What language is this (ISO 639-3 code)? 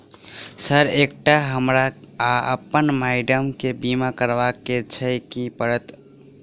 mai